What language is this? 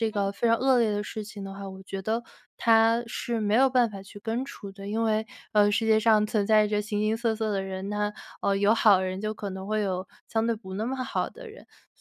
Chinese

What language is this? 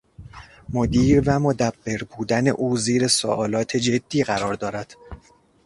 Persian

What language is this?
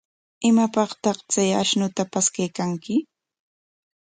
Corongo Ancash Quechua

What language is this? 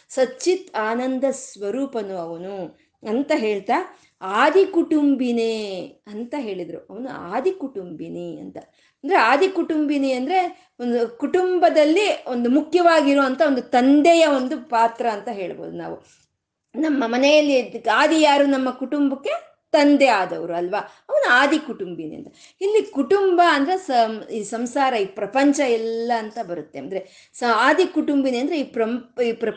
Kannada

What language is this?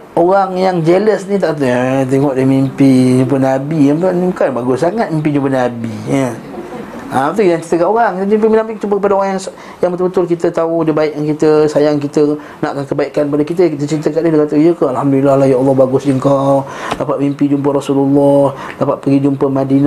Malay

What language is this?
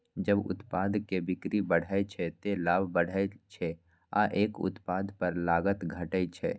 Maithili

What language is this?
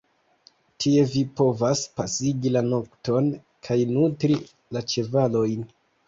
Esperanto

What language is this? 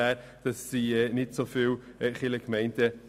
Swiss German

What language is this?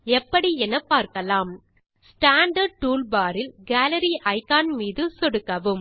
Tamil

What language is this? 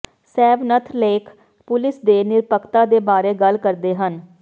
Punjabi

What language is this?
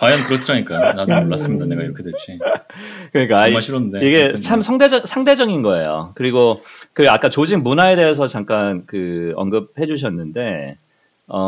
Korean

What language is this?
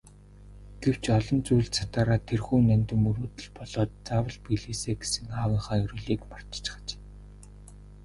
Mongolian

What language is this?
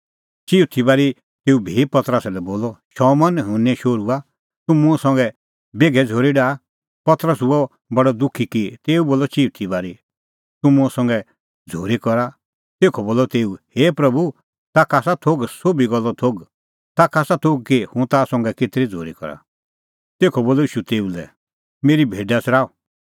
Kullu Pahari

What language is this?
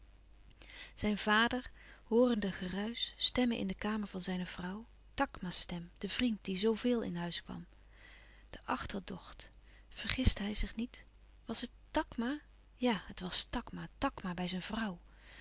Dutch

